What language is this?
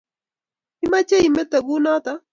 Kalenjin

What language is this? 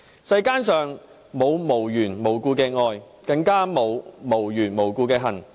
Cantonese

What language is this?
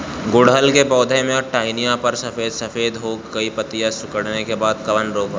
Bhojpuri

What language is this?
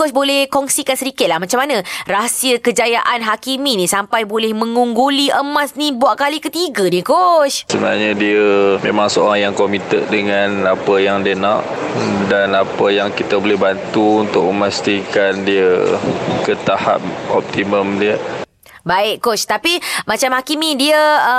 Malay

